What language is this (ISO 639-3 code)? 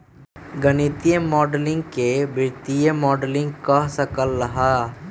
mag